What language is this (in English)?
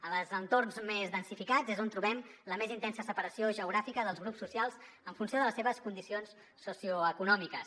Catalan